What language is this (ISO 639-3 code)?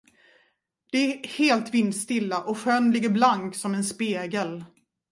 swe